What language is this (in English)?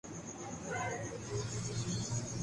Urdu